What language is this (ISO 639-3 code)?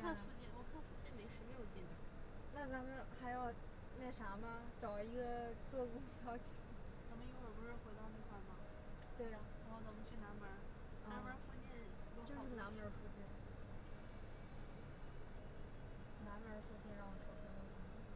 zho